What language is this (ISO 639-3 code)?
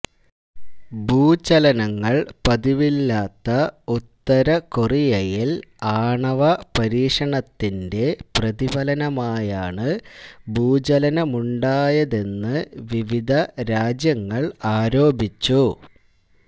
mal